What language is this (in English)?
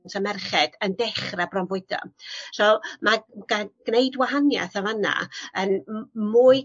Welsh